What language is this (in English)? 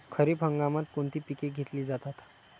Marathi